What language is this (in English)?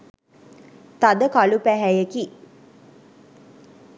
Sinhala